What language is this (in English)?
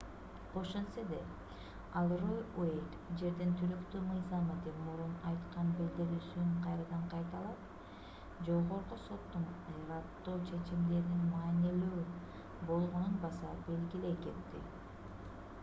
Kyrgyz